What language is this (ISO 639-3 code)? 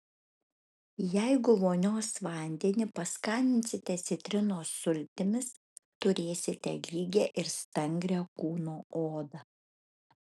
lit